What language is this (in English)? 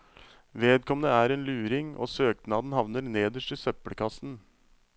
Norwegian